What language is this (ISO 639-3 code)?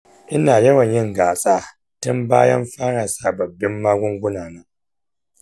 hau